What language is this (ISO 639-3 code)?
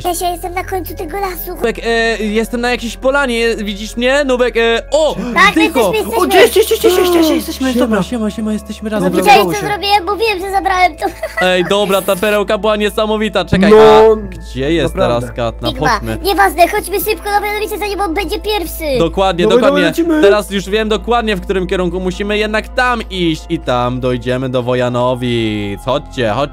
pol